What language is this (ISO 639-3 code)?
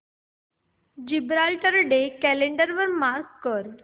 mar